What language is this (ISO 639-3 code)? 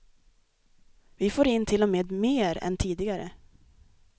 swe